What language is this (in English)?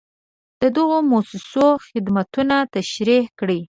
Pashto